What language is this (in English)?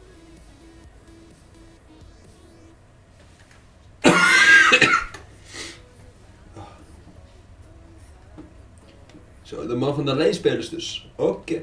Dutch